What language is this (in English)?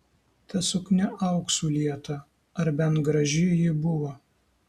Lithuanian